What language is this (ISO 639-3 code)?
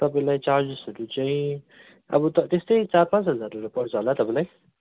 nep